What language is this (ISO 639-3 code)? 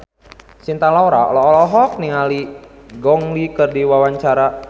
sun